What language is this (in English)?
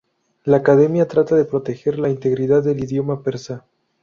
Spanish